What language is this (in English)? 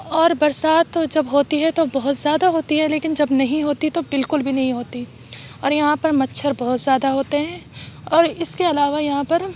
Urdu